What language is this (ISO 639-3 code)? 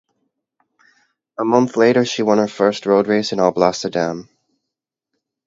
eng